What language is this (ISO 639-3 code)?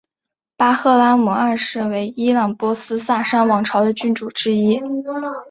zho